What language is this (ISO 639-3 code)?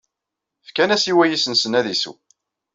kab